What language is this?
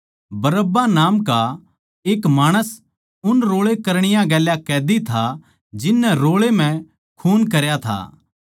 Haryanvi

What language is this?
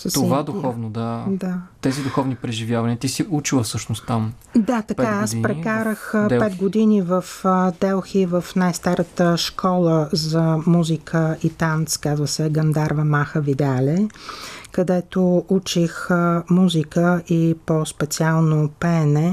Bulgarian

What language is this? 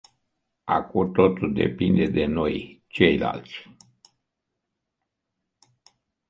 Romanian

